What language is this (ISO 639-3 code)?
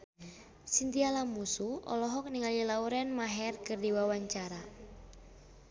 sun